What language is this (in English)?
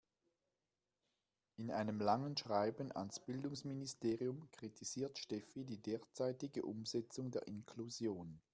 German